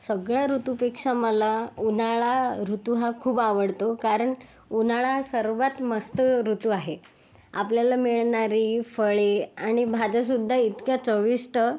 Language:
Marathi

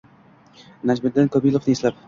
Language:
Uzbek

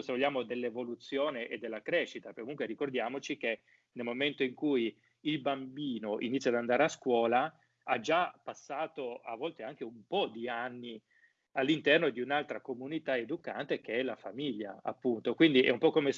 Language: Italian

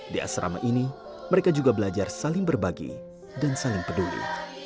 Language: Indonesian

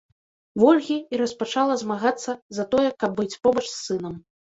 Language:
Belarusian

